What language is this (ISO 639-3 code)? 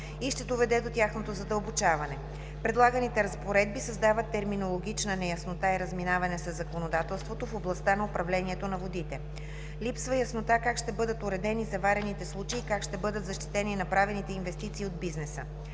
bul